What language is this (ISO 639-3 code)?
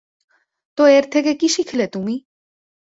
ben